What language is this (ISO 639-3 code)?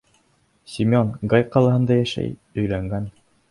bak